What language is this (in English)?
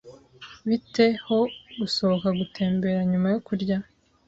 Kinyarwanda